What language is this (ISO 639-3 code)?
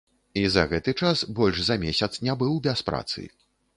bel